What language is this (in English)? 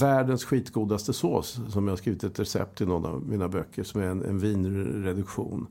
Swedish